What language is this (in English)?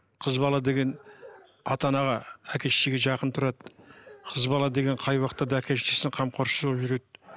Kazakh